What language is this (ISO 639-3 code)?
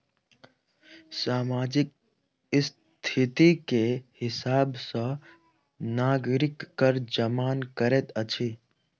mai